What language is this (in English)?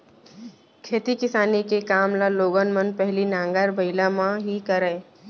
Chhattisgarhi